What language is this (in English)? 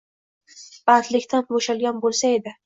Uzbek